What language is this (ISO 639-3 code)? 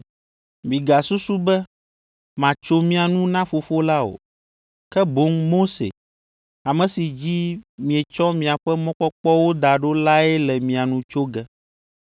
ewe